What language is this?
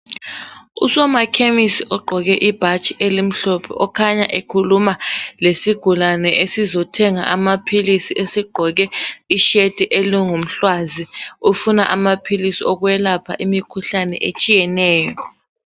North Ndebele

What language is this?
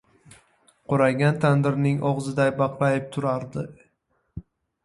Uzbek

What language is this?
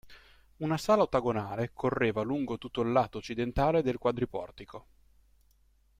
Italian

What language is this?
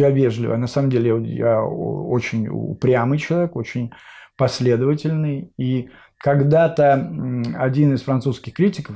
Russian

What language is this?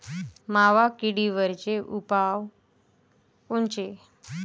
Marathi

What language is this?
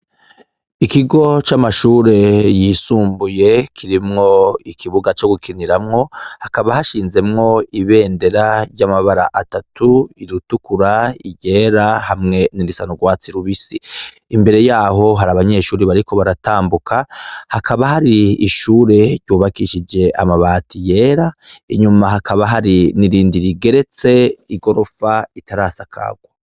Rundi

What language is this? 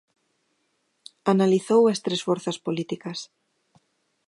Galician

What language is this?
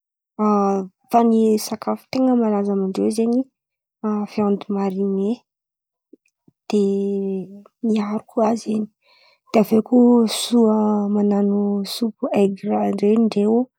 Antankarana Malagasy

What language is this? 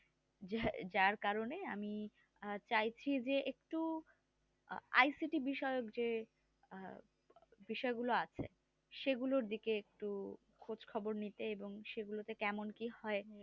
Bangla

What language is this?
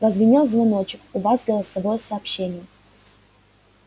Russian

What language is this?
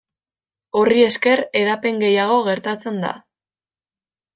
Basque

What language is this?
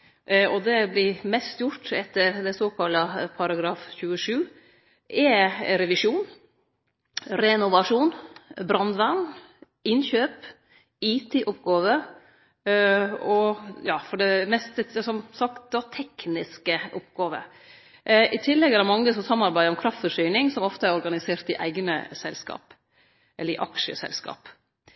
Norwegian Nynorsk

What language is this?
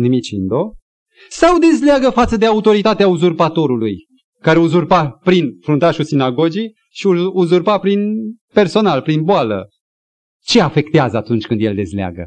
Romanian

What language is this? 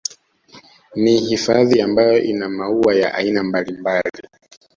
Swahili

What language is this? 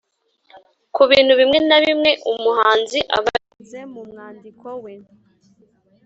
Kinyarwanda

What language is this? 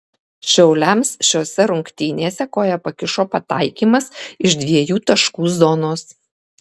Lithuanian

